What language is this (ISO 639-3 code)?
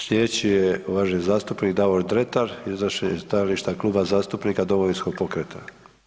hrv